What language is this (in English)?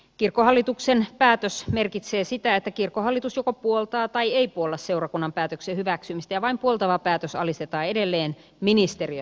Finnish